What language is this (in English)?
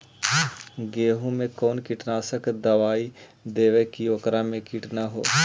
Magahi